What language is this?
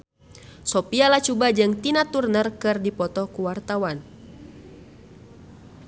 Sundanese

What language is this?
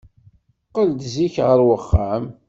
Kabyle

